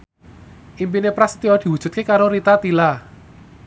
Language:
Javanese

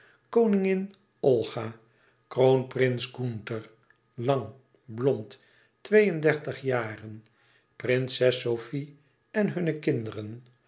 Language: Dutch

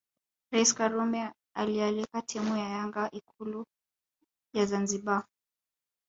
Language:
Swahili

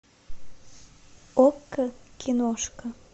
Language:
Russian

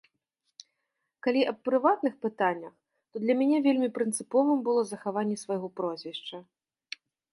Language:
Belarusian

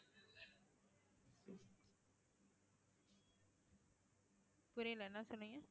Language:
Tamil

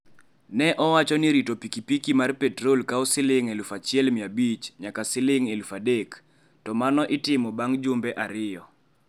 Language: Luo (Kenya and Tanzania)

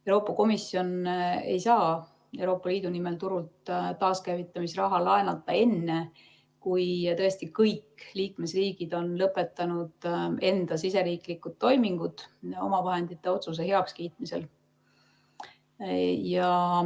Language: Estonian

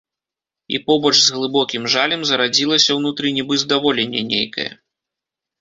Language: Belarusian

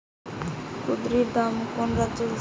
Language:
Bangla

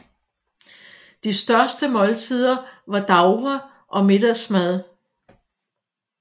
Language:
Danish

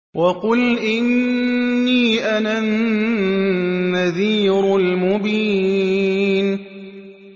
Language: Arabic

